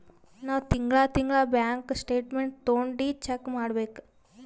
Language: Kannada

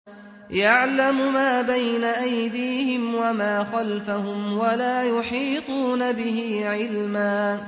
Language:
Arabic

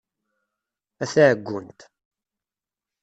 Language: Kabyle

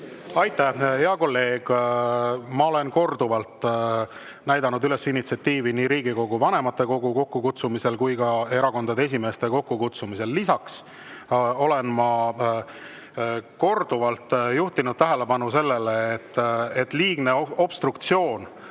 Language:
Estonian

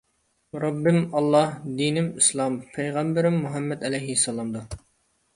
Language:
Uyghur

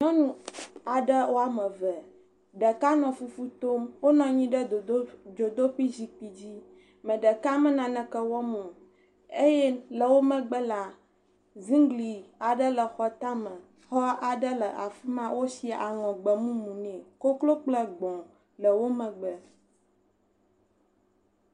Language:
Ewe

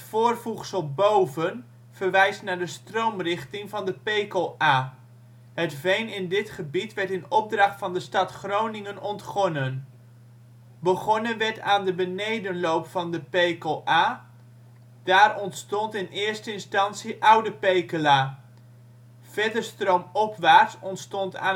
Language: Dutch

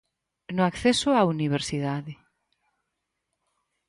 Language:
Galician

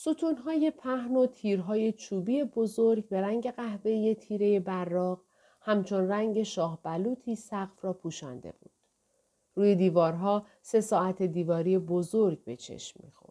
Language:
Persian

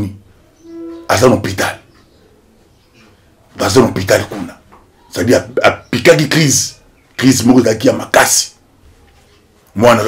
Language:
French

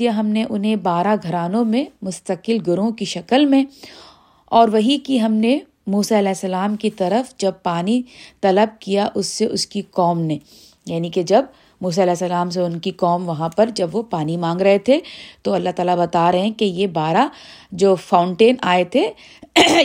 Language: Urdu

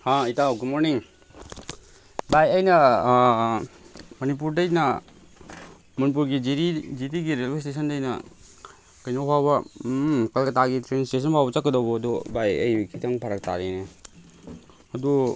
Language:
Manipuri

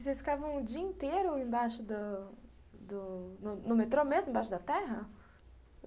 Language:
Portuguese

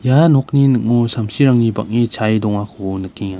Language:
Garo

